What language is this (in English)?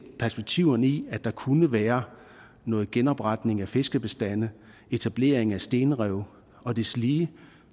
Danish